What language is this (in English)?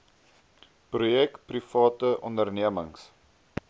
Afrikaans